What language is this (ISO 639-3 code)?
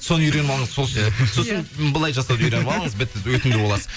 kaz